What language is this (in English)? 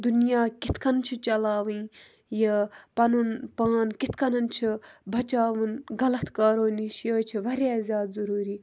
Kashmiri